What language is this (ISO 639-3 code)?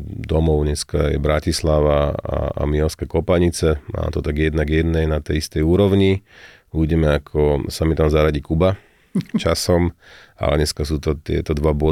slk